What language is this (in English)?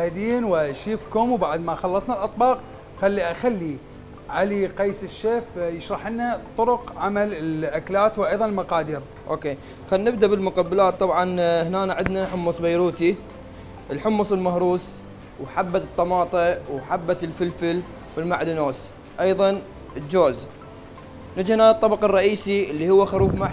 Arabic